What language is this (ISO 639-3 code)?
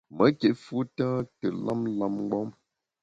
bax